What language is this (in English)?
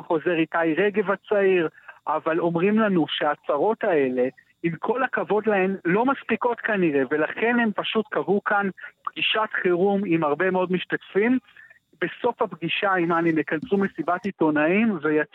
Hebrew